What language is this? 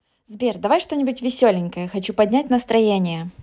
Russian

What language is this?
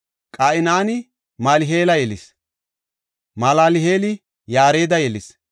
Gofa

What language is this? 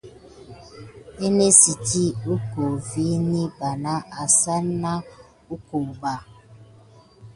Gidar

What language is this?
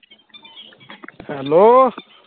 Punjabi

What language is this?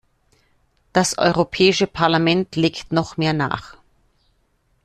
German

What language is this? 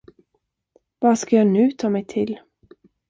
Swedish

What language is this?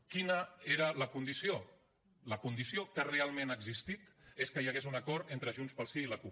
Catalan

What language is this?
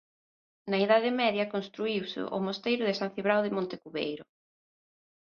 Galician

